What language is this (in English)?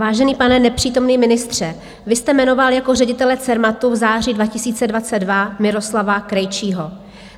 Czech